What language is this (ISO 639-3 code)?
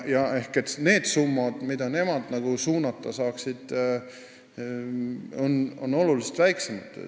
est